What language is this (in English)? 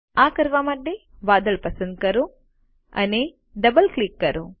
Gujarati